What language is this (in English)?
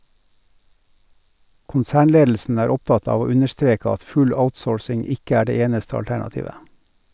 Norwegian